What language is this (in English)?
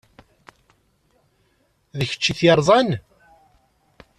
Kabyle